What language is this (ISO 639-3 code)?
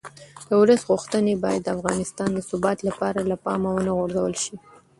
pus